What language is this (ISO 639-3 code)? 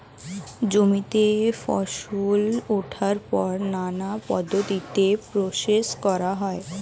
ben